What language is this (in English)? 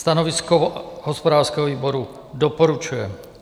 Czech